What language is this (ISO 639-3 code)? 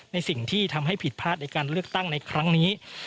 tha